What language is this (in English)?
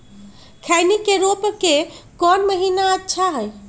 Magahi